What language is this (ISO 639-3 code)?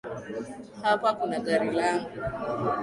swa